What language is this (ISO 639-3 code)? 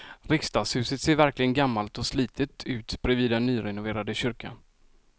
swe